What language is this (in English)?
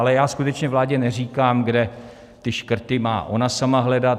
Czech